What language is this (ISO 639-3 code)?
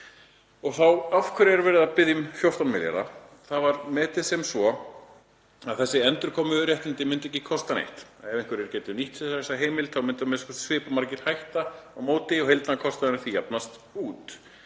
isl